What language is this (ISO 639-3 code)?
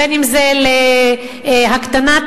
heb